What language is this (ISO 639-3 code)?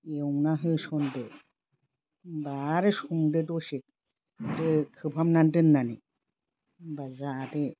brx